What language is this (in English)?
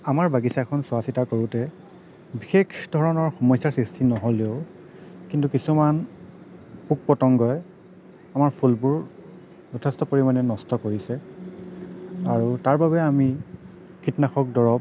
Assamese